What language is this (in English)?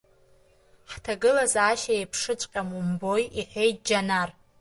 Abkhazian